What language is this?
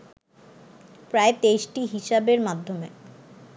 Bangla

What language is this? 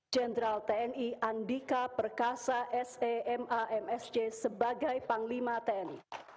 Indonesian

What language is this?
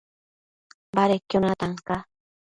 Matsés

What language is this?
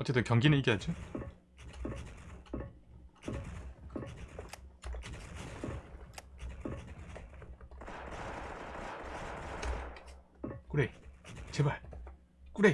Korean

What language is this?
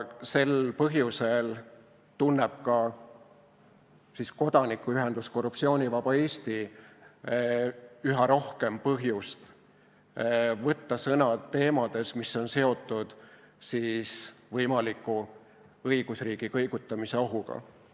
Estonian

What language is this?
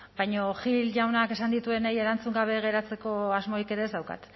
Basque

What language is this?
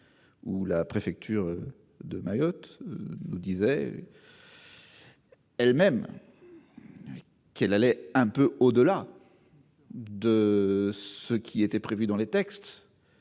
French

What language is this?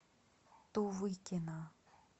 Russian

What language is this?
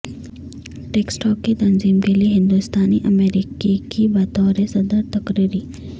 Urdu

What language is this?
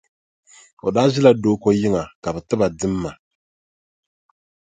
Dagbani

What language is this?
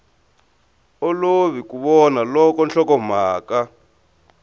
Tsonga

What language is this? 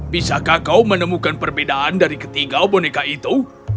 Indonesian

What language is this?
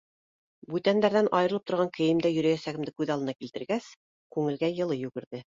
Bashkir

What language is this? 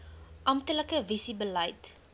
Afrikaans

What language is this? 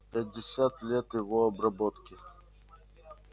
Russian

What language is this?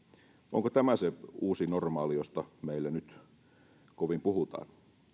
Finnish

